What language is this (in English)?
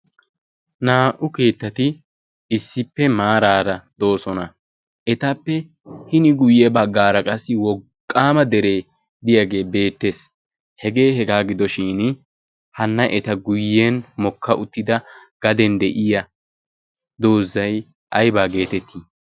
Wolaytta